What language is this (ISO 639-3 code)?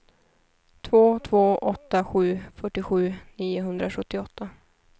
swe